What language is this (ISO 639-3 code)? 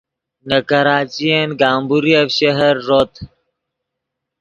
ydg